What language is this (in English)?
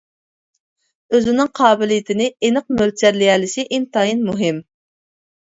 Uyghur